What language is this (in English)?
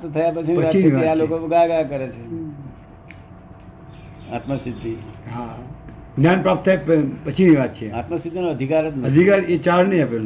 Gujarati